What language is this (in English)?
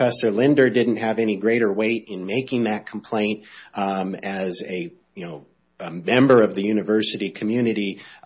English